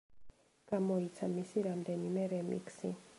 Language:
Georgian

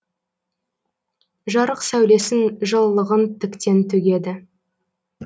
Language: Kazakh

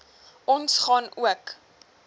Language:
Afrikaans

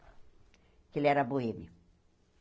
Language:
Portuguese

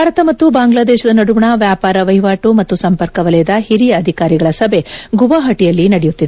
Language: Kannada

